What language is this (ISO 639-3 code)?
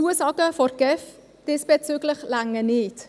gsw